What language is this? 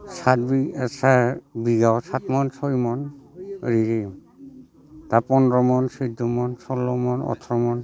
Bodo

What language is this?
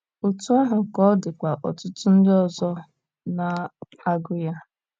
Igbo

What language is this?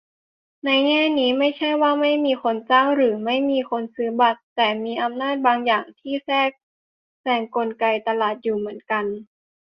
Thai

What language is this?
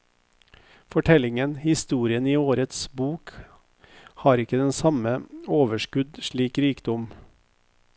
Norwegian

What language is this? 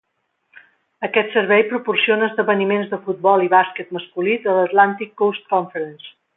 Catalan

